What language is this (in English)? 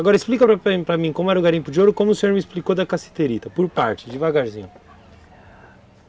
Portuguese